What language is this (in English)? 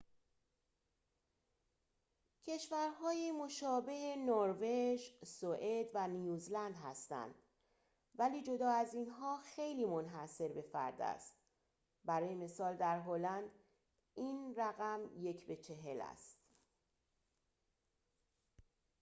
Persian